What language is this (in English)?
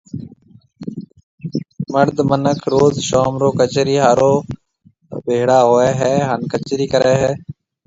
Marwari (Pakistan)